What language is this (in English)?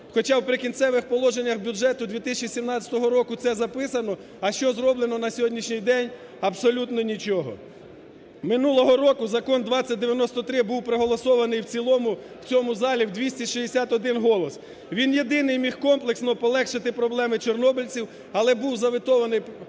Ukrainian